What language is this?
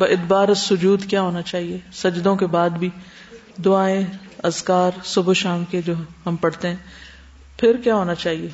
Urdu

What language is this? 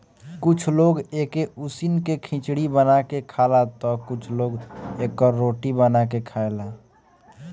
Bhojpuri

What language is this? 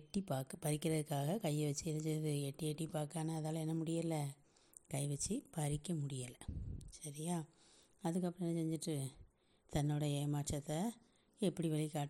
Tamil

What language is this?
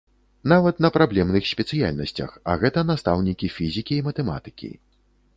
Belarusian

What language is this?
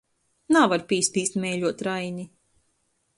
Latgalian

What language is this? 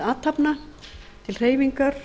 Icelandic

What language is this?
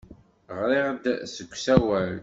Kabyle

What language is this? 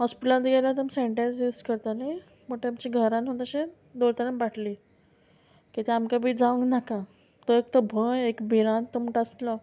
Konkani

